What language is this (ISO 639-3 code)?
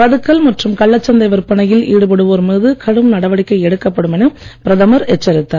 tam